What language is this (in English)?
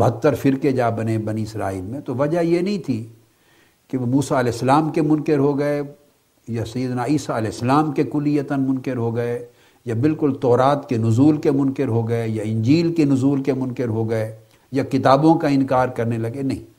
Urdu